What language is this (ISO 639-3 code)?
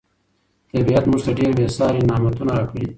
pus